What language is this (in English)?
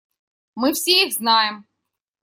Russian